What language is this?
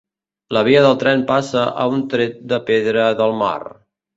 Catalan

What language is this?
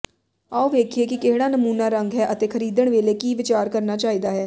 Punjabi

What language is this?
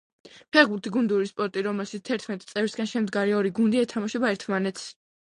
Georgian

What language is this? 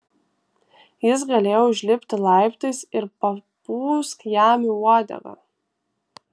Lithuanian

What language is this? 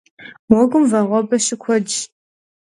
Kabardian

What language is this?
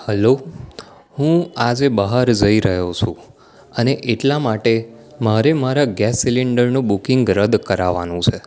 Gujarati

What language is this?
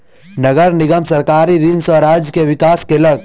Maithili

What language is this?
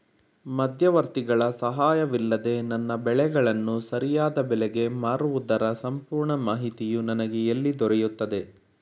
Kannada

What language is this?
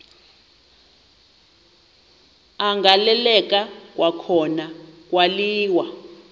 Xhosa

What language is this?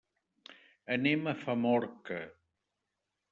Catalan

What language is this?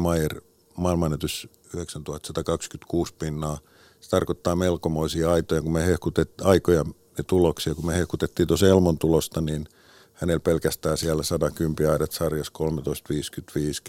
Finnish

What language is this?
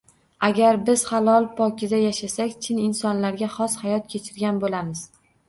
Uzbek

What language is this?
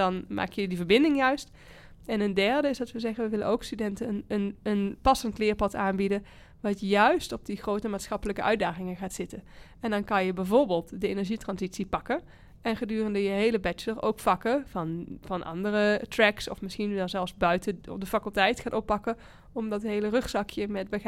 Dutch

